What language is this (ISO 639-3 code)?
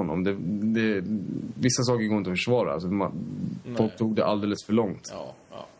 swe